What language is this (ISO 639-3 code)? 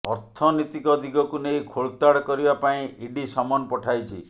ori